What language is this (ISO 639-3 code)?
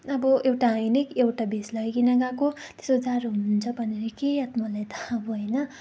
nep